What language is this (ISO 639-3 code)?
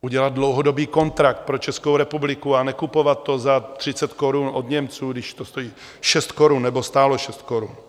ces